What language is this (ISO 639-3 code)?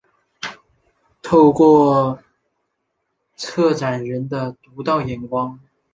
zho